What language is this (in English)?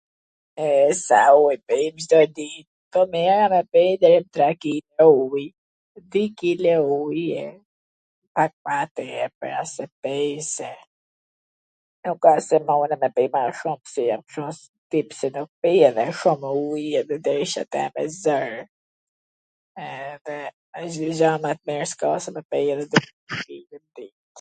Gheg Albanian